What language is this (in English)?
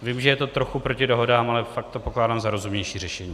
Czech